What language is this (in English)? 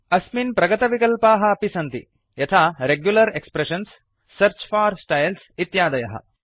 Sanskrit